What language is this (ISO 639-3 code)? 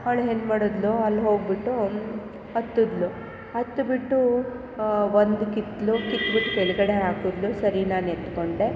kan